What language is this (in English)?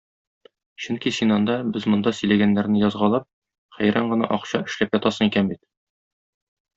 Tatar